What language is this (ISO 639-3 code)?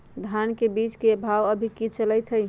mag